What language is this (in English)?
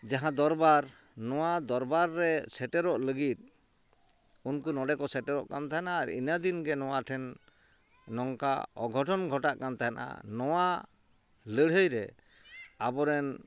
Santali